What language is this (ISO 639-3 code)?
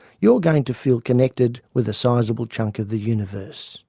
eng